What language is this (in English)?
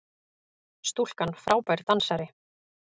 Icelandic